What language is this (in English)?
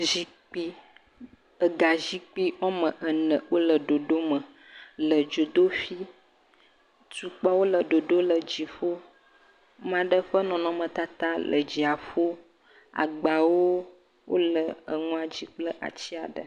Ewe